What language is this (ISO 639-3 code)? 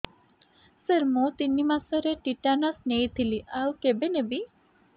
ori